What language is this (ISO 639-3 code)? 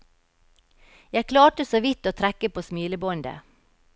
nor